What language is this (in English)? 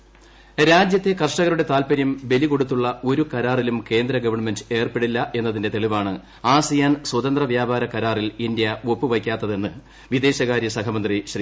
Malayalam